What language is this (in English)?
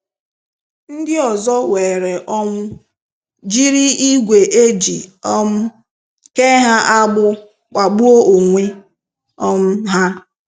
Igbo